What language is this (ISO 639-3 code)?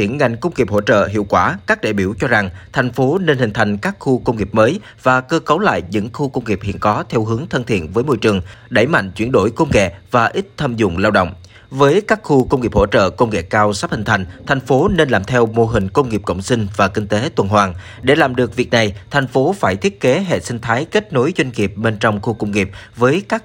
vie